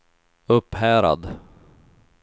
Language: Swedish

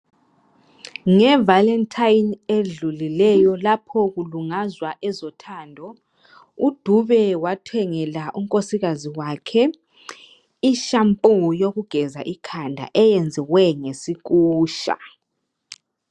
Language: North Ndebele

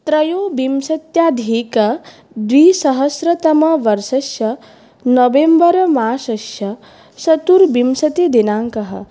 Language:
Sanskrit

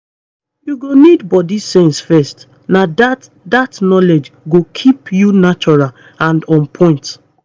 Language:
Nigerian Pidgin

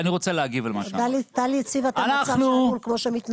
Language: Hebrew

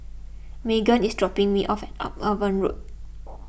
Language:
English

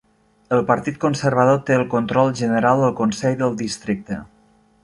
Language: Catalan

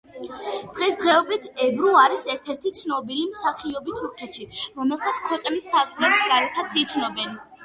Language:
Georgian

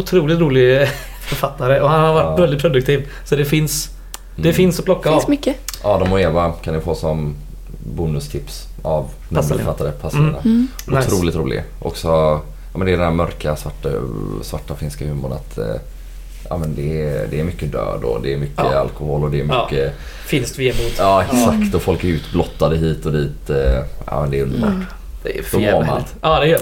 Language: Swedish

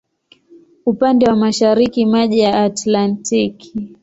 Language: Swahili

